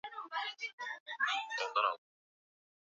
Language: Swahili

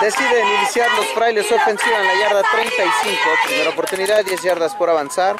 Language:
Spanish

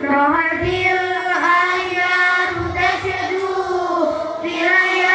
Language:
Indonesian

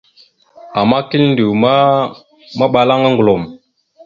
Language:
Mada (Cameroon)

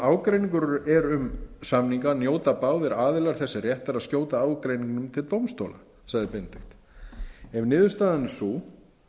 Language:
Icelandic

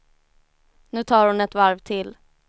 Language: Swedish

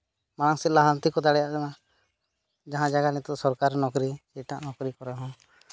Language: Santali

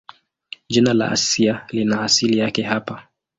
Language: Swahili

